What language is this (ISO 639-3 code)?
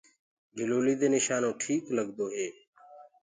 ggg